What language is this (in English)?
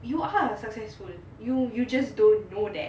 English